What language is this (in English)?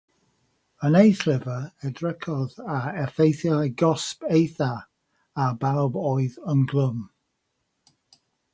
Welsh